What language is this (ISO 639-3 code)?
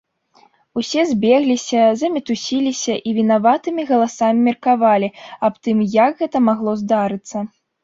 bel